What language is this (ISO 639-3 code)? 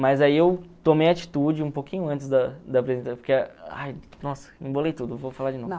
por